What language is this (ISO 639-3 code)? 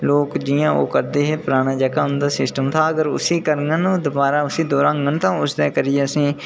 doi